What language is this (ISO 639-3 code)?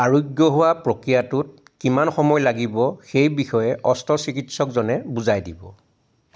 asm